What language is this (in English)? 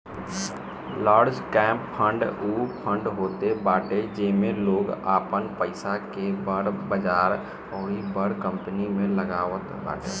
Bhojpuri